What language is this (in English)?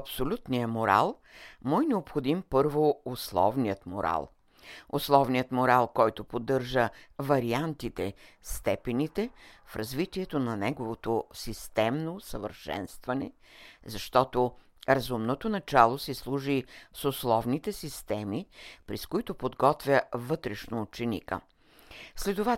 Bulgarian